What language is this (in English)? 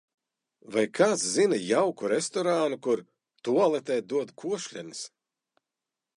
Latvian